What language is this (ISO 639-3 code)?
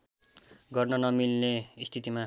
nep